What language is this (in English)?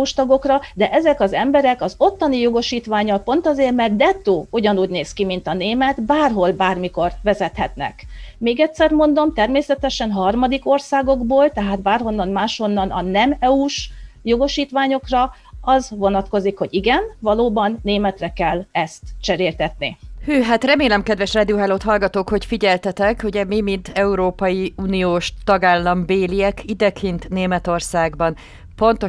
Hungarian